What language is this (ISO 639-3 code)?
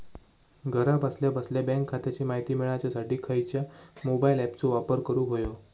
mar